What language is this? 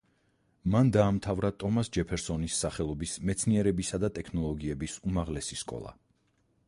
Georgian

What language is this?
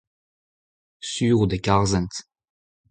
Breton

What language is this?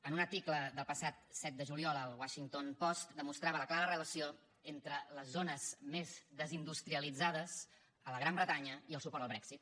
Catalan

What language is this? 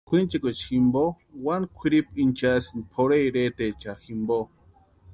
Western Highland Purepecha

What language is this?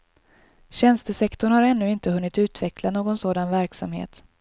Swedish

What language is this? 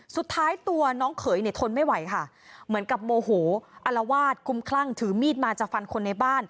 Thai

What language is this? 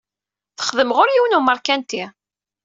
Kabyle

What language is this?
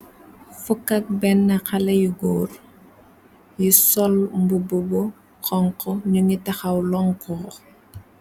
Wolof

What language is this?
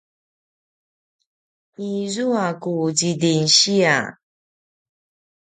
Paiwan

